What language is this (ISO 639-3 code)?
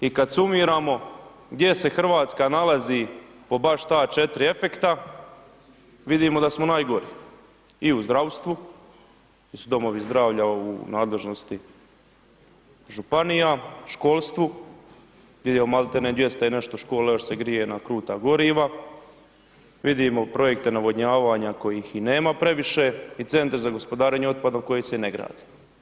hrv